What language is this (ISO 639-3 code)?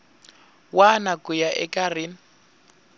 tso